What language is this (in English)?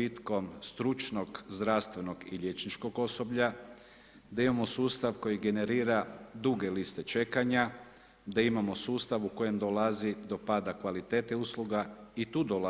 Croatian